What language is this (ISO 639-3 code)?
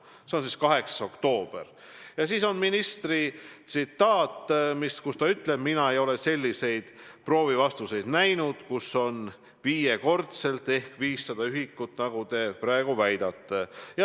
est